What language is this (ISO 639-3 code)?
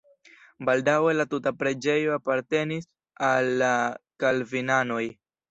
epo